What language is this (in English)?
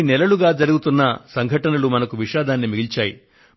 Telugu